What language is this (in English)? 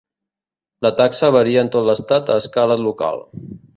Catalan